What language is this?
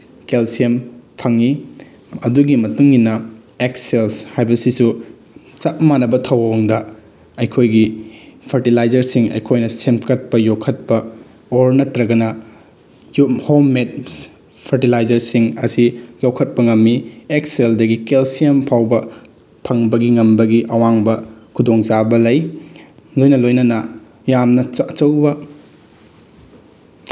Manipuri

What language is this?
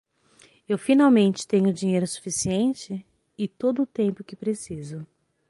Portuguese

